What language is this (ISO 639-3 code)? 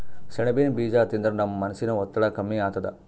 kan